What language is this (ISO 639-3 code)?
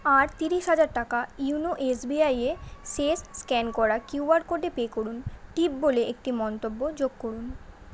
ben